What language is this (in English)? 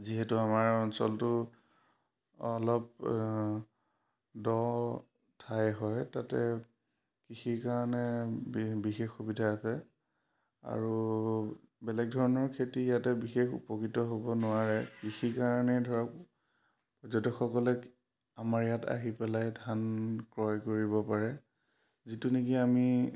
Assamese